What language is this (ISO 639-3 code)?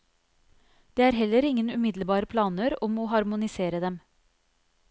nor